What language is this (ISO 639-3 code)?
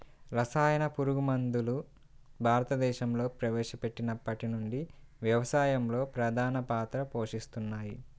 tel